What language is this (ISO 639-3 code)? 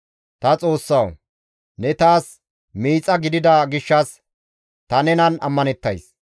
gmv